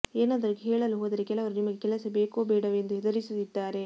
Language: Kannada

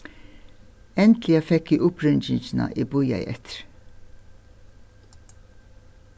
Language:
Faroese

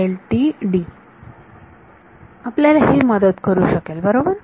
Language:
Marathi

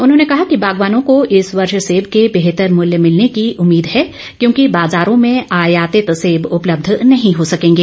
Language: Hindi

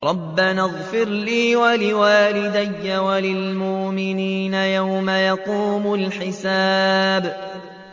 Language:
Arabic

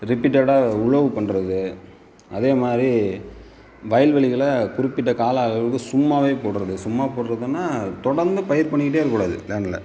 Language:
Tamil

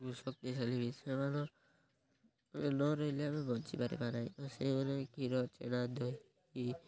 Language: Odia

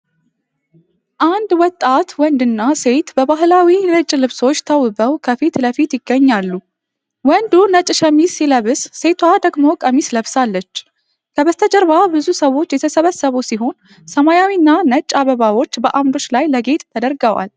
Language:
Amharic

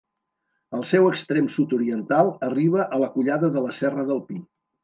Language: Catalan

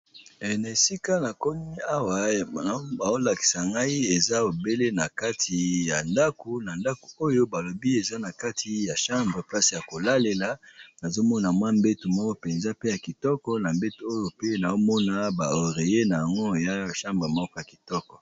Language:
Lingala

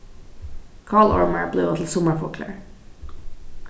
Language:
Faroese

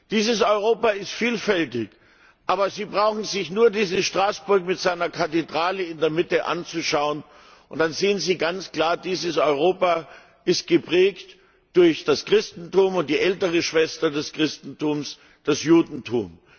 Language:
German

